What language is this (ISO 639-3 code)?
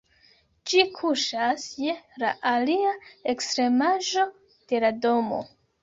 epo